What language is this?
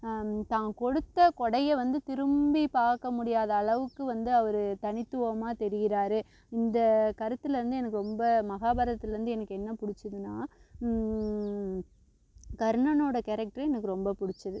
Tamil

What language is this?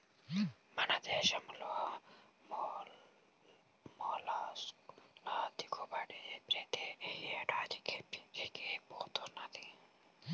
Telugu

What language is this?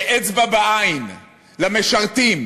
Hebrew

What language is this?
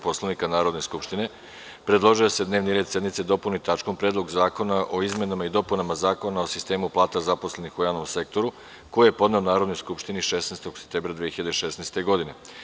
Serbian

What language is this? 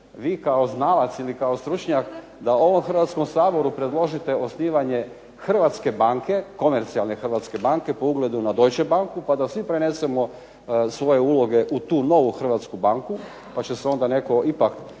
Croatian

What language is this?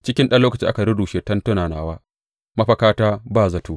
Hausa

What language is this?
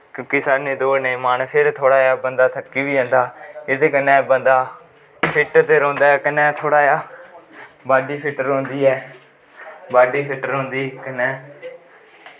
Dogri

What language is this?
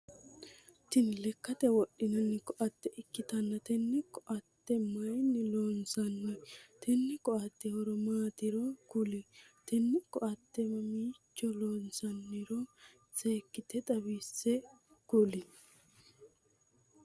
Sidamo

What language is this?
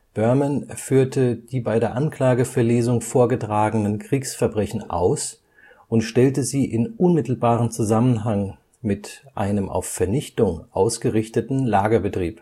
German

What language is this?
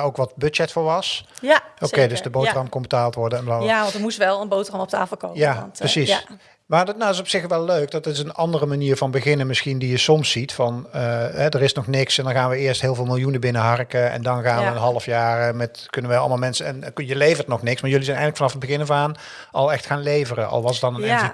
Dutch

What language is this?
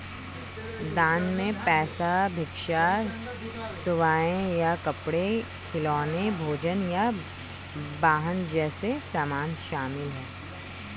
Hindi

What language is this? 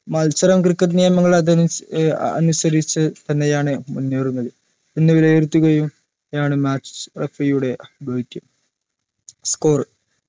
Malayalam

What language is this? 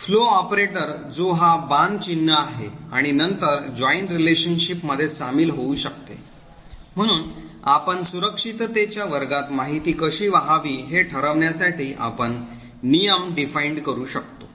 Marathi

